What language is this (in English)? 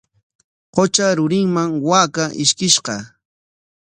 Corongo Ancash Quechua